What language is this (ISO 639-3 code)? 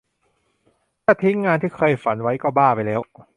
tha